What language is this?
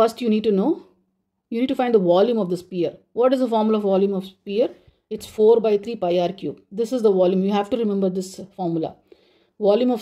English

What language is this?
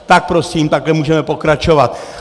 Czech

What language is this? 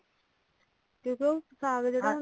Punjabi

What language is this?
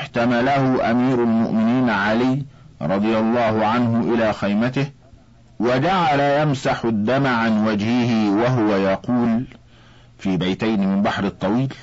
Arabic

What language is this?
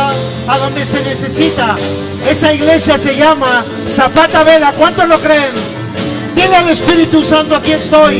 Spanish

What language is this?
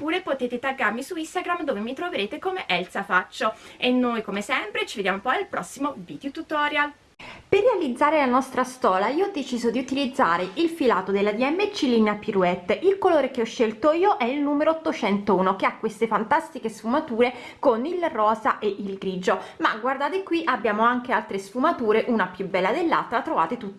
Italian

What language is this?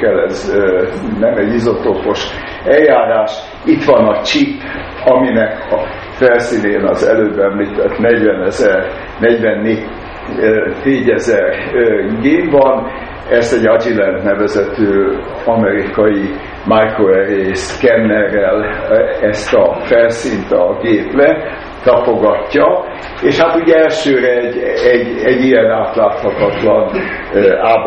Hungarian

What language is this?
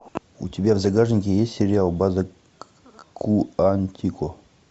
Russian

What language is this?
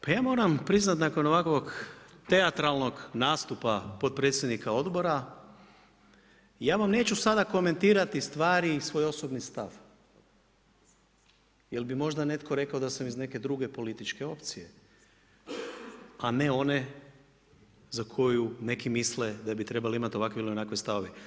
Croatian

